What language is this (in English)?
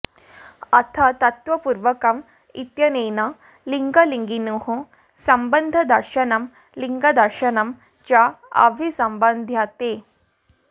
Sanskrit